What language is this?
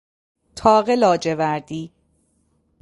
Persian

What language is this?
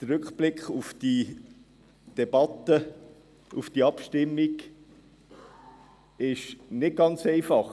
Swiss German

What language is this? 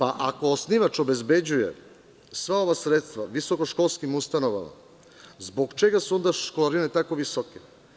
Serbian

